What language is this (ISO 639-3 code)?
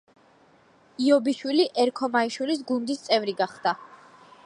kat